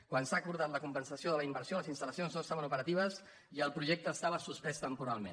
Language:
Catalan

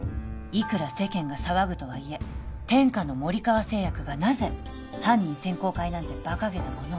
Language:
Japanese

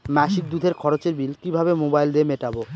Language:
Bangla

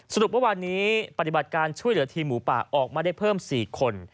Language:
Thai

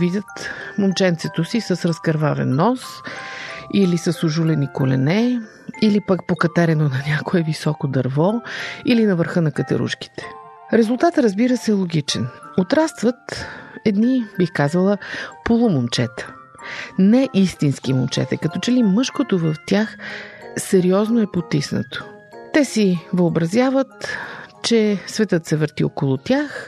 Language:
Bulgarian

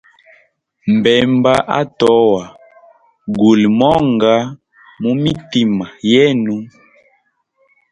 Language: Hemba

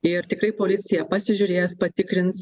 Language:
Lithuanian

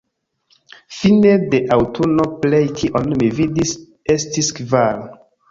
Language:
Esperanto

